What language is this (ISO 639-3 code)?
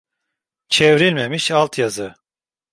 tur